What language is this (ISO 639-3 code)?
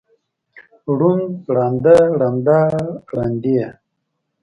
pus